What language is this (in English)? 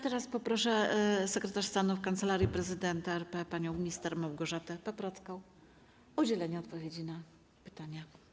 Polish